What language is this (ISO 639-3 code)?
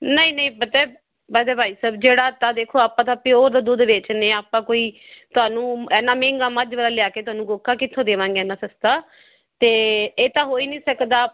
pan